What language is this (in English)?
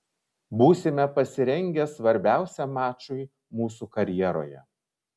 Lithuanian